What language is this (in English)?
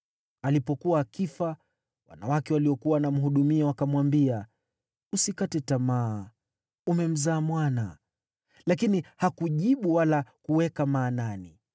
Swahili